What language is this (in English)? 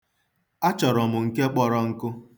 Igbo